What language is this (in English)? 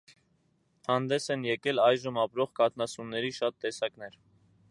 Armenian